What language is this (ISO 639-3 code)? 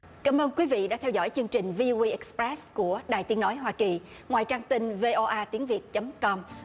vie